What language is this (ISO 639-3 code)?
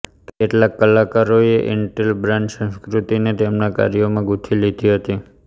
guj